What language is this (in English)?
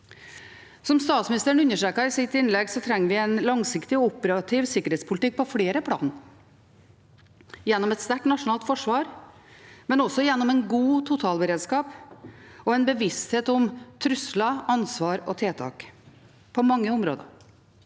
Norwegian